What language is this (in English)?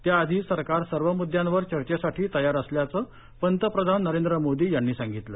Marathi